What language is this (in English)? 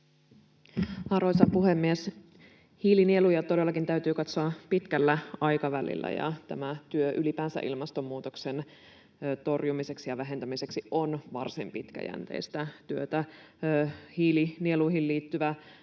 Finnish